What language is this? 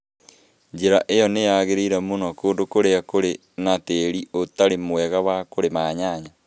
Kikuyu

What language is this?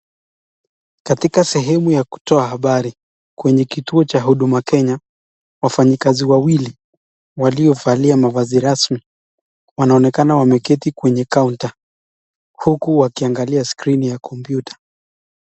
Swahili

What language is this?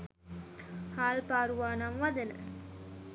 Sinhala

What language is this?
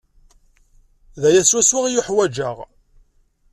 Kabyle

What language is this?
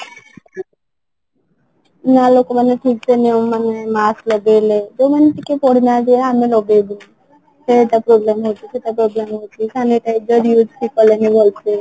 Odia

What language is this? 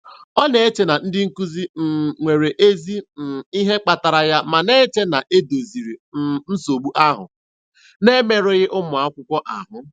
Igbo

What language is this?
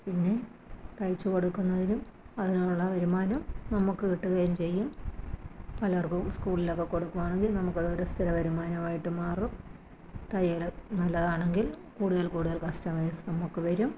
Malayalam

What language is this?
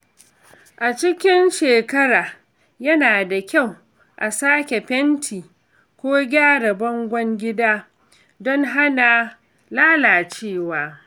Hausa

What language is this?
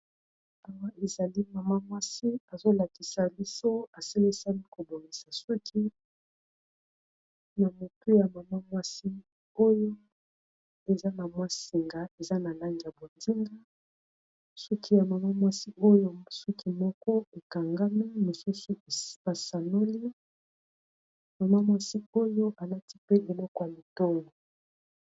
Lingala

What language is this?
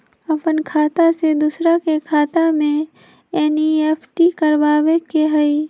Magahi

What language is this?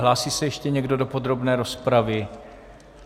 Czech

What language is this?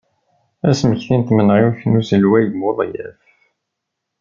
Kabyle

